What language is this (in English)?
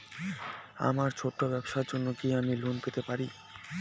Bangla